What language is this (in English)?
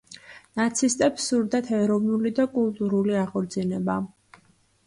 Georgian